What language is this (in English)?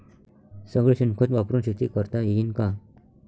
Marathi